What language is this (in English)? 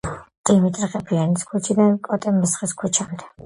Georgian